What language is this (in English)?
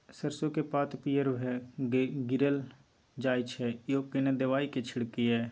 Maithili